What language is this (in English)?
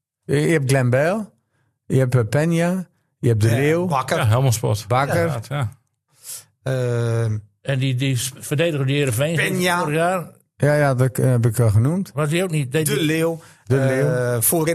Dutch